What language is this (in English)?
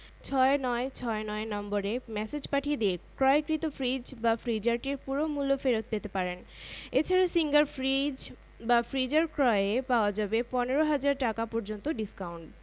Bangla